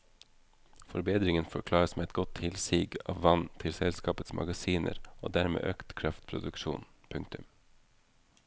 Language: Norwegian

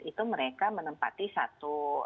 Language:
Indonesian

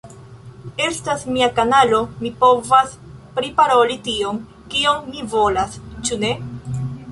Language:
Esperanto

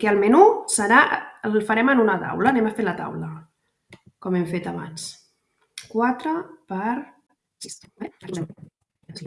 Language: Catalan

